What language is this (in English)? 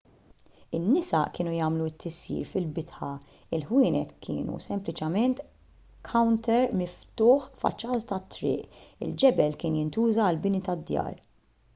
Maltese